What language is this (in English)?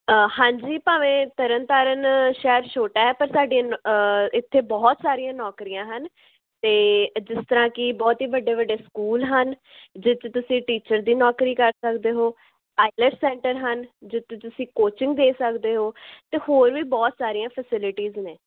Punjabi